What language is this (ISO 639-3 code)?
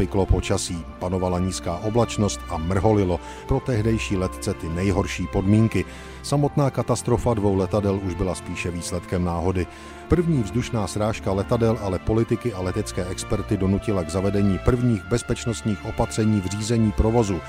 ces